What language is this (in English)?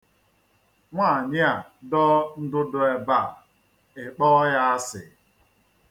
Igbo